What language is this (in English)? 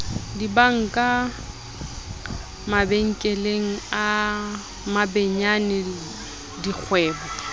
Southern Sotho